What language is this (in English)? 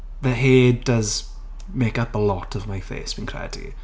Welsh